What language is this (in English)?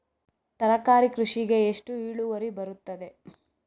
Kannada